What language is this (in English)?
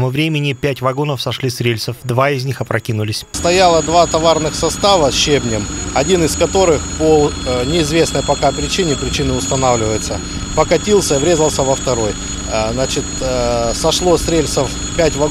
Russian